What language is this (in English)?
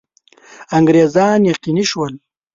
Pashto